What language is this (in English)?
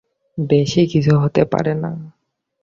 Bangla